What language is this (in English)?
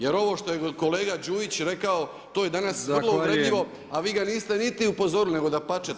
Croatian